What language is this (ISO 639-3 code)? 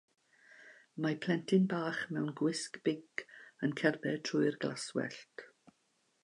cym